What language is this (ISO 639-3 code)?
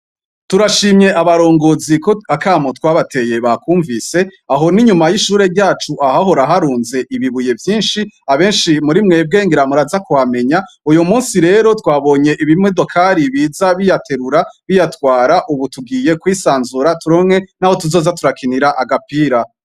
run